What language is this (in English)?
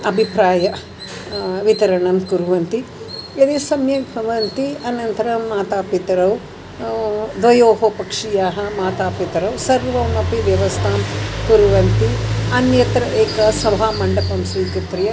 Sanskrit